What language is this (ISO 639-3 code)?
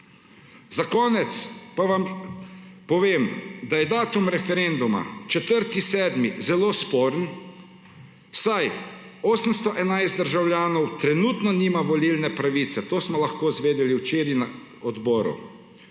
slv